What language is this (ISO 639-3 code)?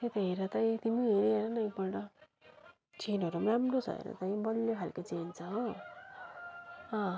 nep